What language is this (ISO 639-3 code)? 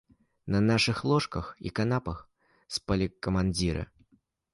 bel